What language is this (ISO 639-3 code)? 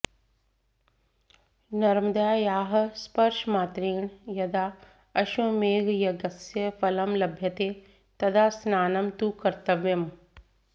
san